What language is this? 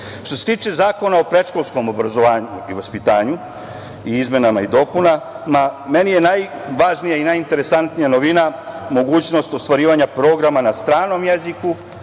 Serbian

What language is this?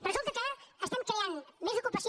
Catalan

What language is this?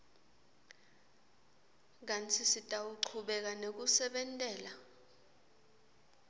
Swati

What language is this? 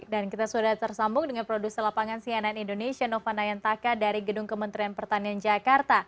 Indonesian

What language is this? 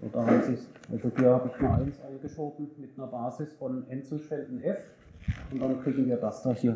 German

